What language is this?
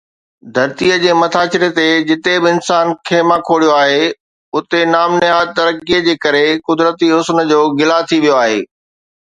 Sindhi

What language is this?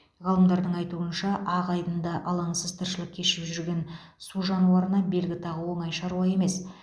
Kazakh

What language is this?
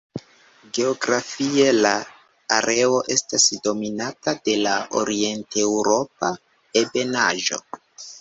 Esperanto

